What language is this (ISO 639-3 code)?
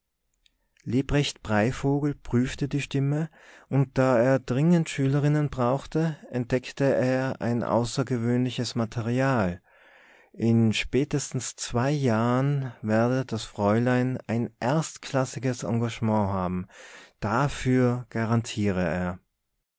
deu